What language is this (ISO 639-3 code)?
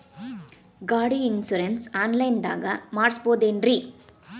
kan